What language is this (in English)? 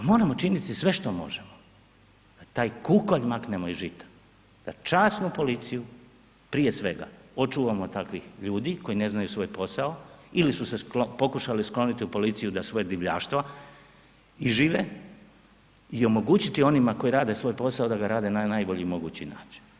Croatian